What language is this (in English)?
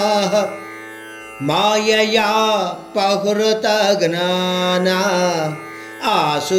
Hindi